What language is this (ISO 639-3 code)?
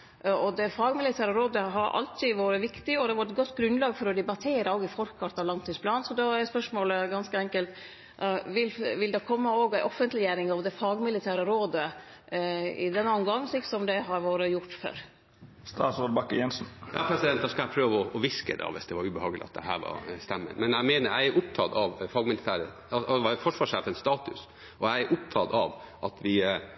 nor